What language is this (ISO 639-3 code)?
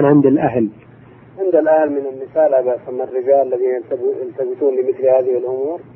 ara